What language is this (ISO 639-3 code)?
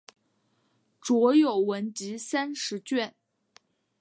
zho